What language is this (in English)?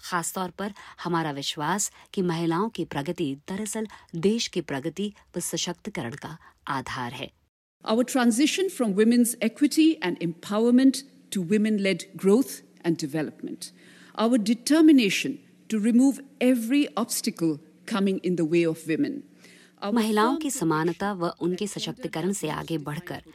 Hindi